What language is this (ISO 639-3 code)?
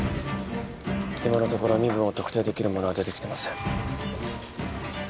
jpn